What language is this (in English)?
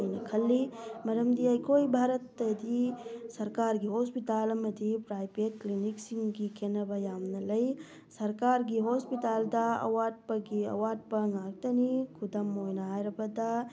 Manipuri